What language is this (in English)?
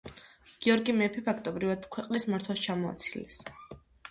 Georgian